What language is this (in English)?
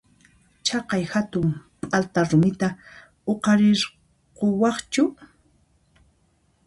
Puno Quechua